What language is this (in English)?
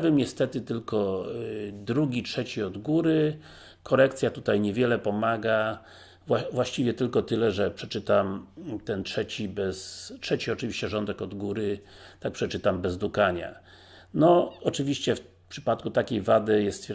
Polish